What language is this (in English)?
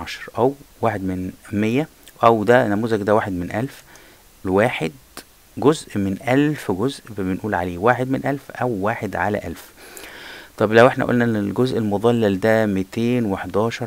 Arabic